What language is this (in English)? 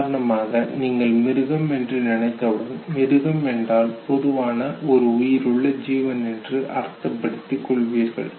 Tamil